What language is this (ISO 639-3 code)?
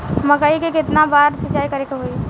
bho